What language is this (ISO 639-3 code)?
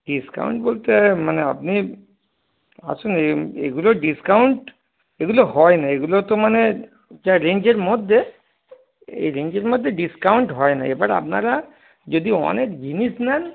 ben